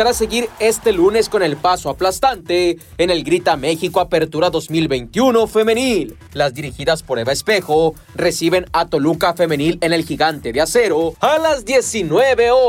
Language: Spanish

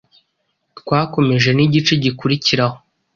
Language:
Kinyarwanda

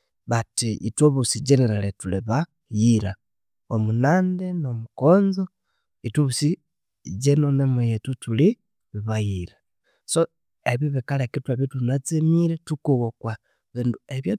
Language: Konzo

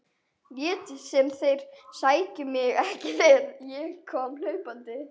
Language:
Icelandic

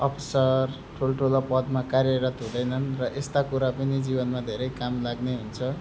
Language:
Nepali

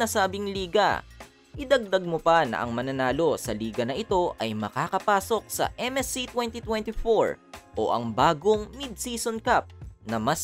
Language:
Filipino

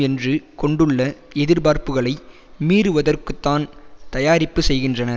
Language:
Tamil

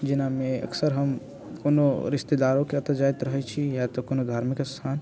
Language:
Maithili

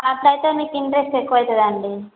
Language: Telugu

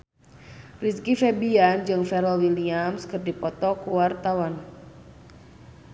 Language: Sundanese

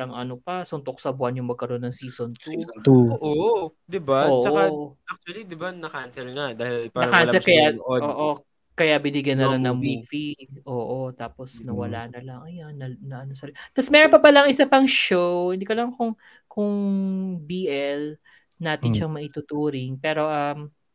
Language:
Filipino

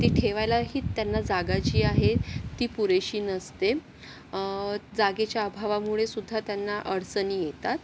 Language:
Marathi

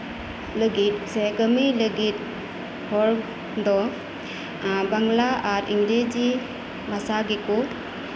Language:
Santali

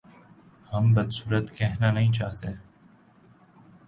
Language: Urdu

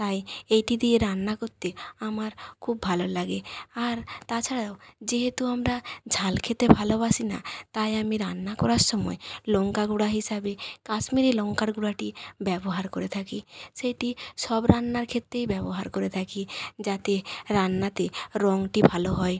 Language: Bangla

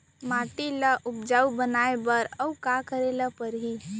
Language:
Chhattisgarhi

